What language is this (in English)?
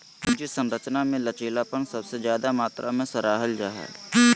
Magahi